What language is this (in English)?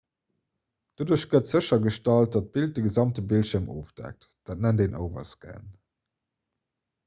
Luxembourgish